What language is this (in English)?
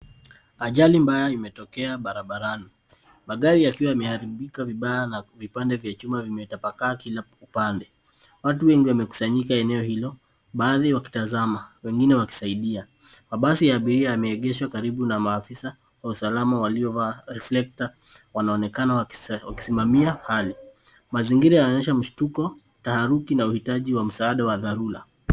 Swahili